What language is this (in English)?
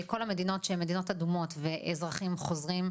Hebrew